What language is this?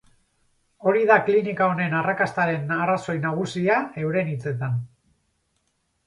Basque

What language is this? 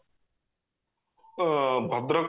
Odia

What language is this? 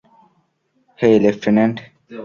Bangla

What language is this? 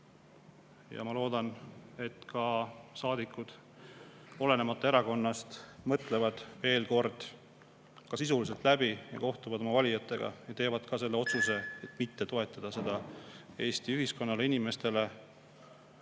Estonian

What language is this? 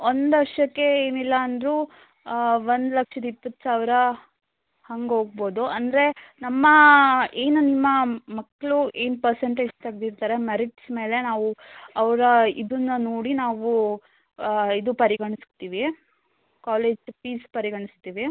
Kannada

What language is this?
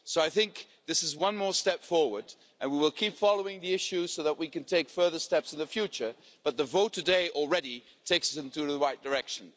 English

